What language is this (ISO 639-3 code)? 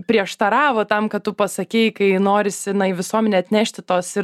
lit